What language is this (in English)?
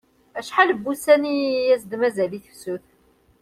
Kabyle